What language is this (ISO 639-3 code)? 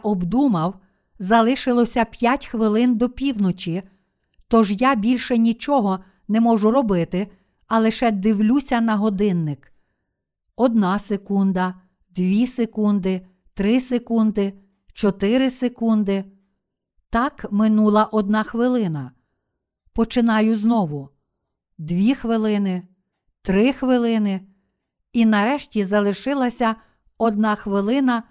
ukr